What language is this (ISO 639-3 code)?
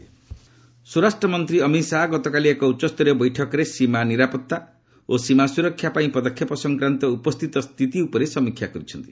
ori